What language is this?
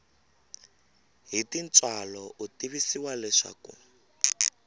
Tsonga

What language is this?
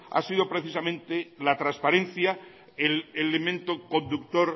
Spanish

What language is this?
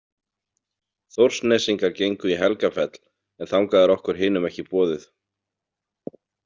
Icelandic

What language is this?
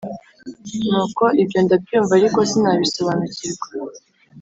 Kinyarwanda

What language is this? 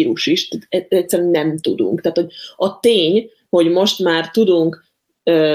Hungarian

